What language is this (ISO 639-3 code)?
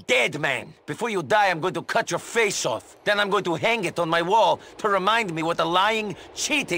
eng